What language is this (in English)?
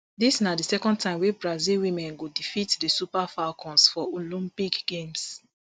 Nigerian Pidgin